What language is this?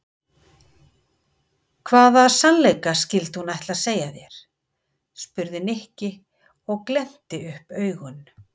Icelandic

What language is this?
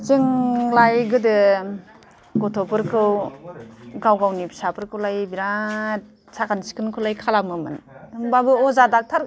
Bodo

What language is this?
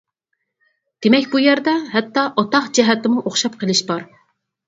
Uyghur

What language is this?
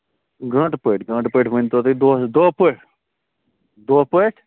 Kashmiri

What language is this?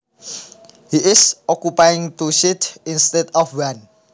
Javanese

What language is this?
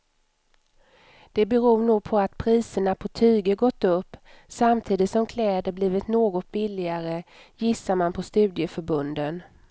Swedish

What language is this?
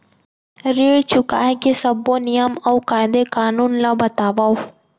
Chhattisgarhi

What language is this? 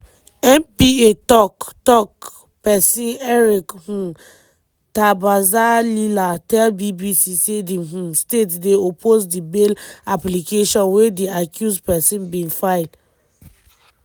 Nigerian Pidgin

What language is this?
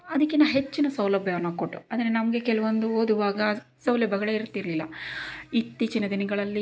Kannada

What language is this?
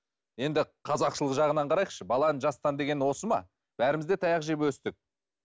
Kazakh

